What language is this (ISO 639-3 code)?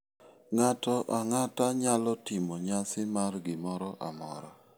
luo